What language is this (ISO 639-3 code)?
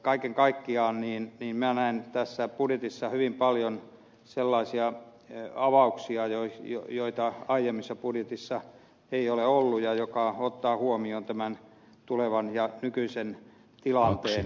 fin